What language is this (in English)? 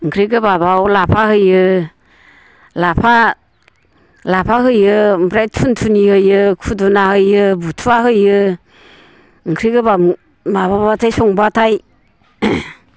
Bodo